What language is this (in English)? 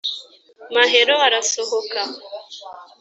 Kinyarwanda